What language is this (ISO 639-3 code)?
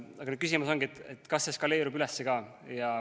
est